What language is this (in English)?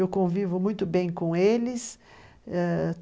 Portuguese